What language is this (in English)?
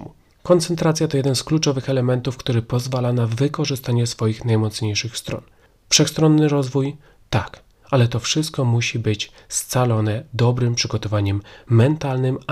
Polish